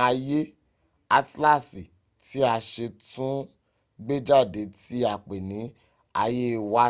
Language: Yoruba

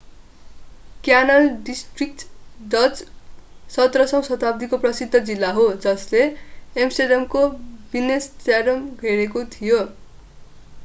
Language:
Nepali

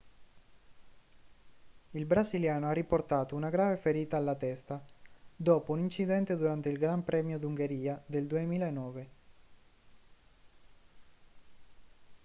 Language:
Italian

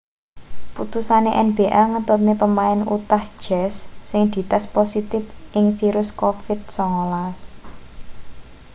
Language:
Javanese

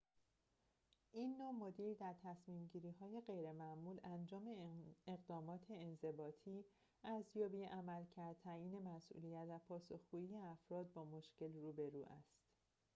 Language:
Persian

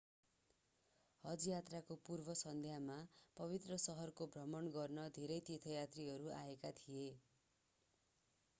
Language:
Nepali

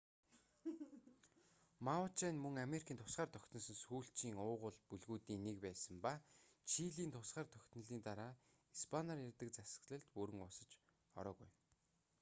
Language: Mongolian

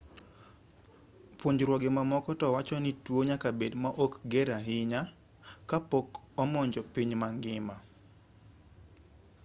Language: Luo (Kenya and Tanzania)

